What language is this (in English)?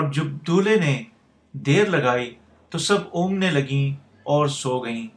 Urdu